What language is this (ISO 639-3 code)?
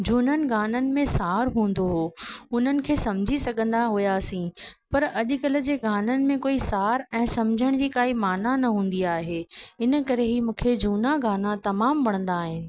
snd